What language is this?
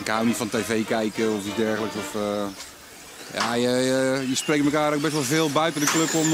Dutch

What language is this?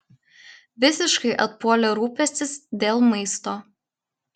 Lithuanian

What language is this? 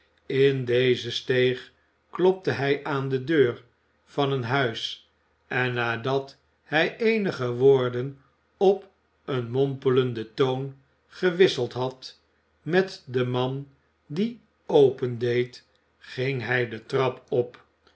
Dutch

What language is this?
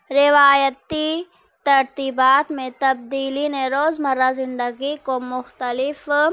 Urdu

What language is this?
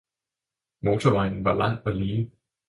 Danish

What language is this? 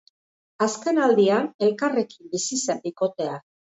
Basque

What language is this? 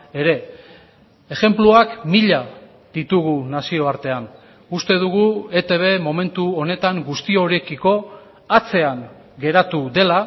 Basque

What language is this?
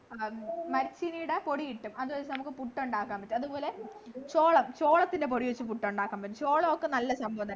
Malayalam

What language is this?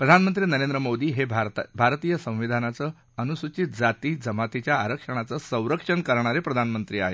Marathi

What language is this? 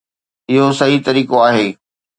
Sindhi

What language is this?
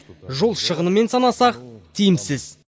Kazakh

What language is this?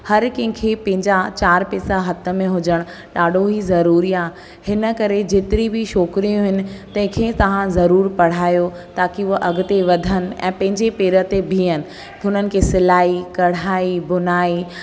Sindhi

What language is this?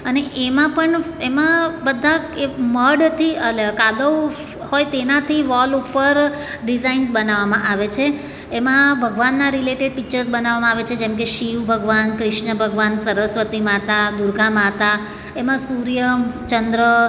Gujarati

